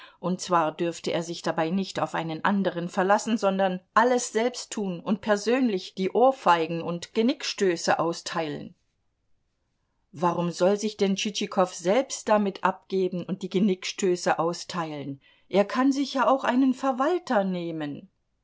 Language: German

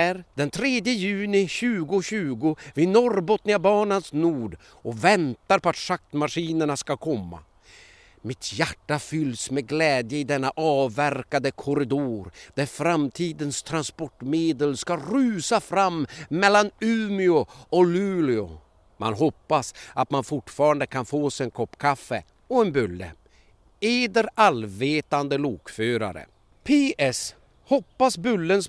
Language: Swedish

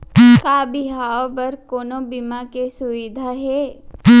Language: Chhattisgarhi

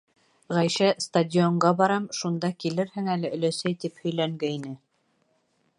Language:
Bashkir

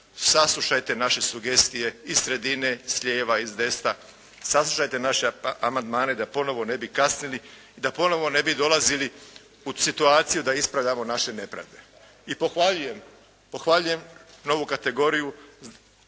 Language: Croatian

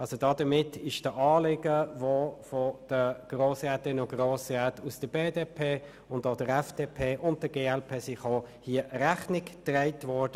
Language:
Swiss German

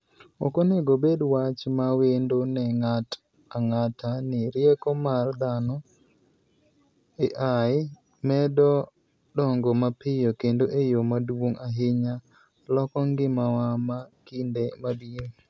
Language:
Luo (Kenya and Tanzania)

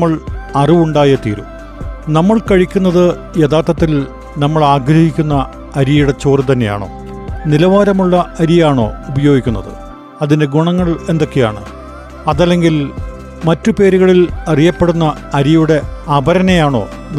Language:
Malayalam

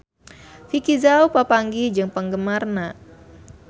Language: Sundanese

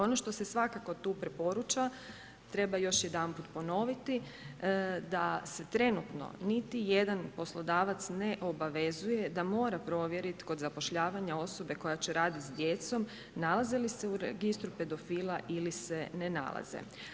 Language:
Croatian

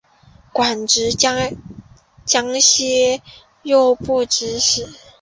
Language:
Chinese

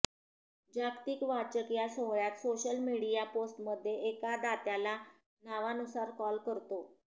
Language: Marathi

